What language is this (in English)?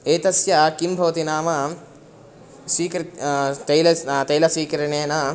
Sanskrit